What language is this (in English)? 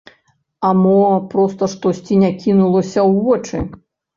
Belarusian